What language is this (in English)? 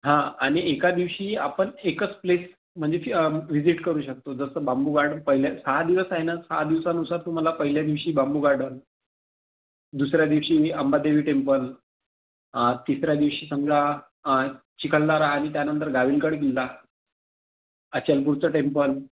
Marathi